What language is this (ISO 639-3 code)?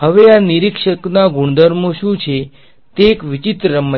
guj